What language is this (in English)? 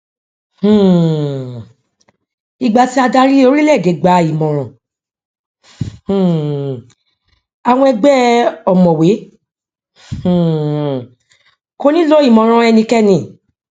Yoruba